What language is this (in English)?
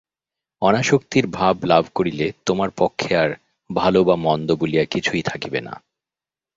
Bangla